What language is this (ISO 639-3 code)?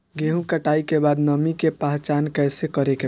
bho